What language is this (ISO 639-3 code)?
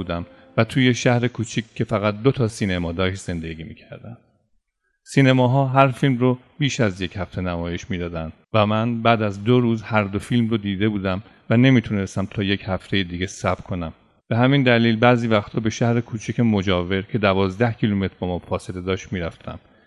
fas